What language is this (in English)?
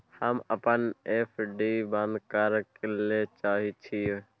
Maithili